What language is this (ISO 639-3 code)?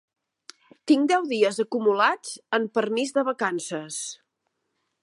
cat